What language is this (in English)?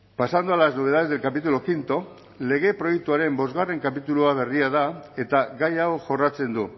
Basque